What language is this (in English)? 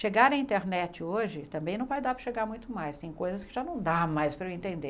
Portuguese